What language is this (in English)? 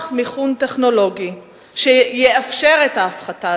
Hebrew